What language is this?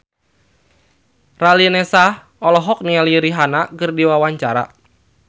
Sundanese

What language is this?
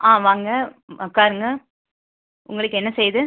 Tamil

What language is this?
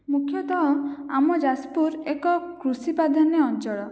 Odia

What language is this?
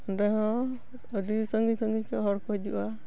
Santali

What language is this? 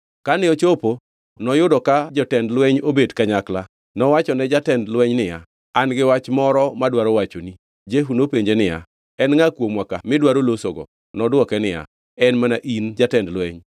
Luo (Kenya and Tanzania)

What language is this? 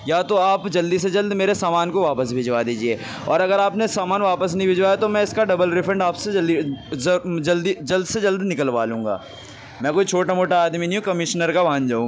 Urdu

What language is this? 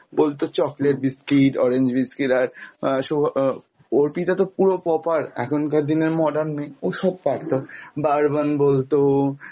Bangla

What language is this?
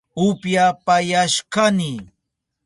Southern Pastaza Quechua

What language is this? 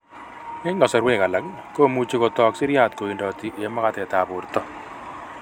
Kalenjin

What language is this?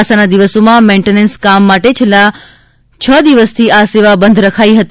Gujarati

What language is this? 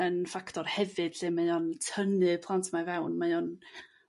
Welsh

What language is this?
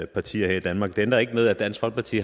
Danish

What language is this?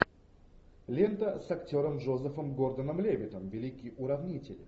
Russian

